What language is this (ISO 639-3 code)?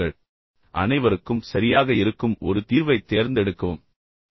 tam